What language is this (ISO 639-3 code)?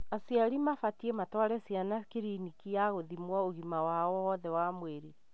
kik